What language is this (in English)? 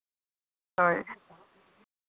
Santali